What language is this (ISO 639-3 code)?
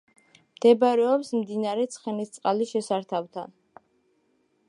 kat